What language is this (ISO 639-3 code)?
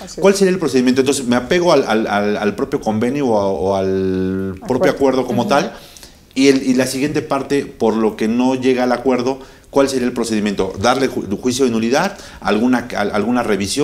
spa